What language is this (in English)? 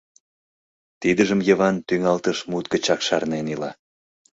Mari